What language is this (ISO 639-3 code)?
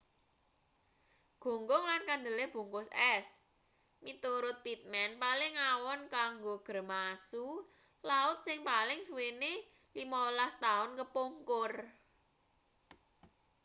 jav